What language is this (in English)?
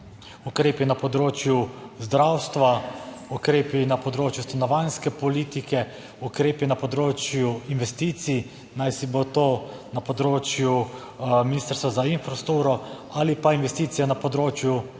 Slovenian